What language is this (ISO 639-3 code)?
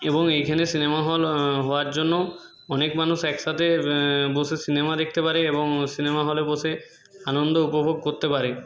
ben